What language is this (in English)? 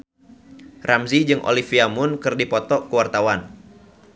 Sundanese